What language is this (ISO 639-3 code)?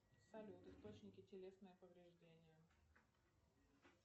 rus